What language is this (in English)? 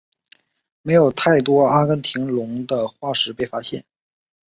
Chinese